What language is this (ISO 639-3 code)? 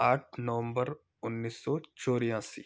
hin